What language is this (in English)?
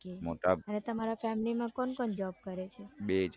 Gujarati